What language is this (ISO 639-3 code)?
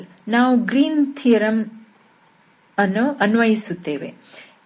kan